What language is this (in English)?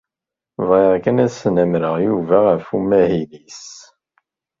Kabyle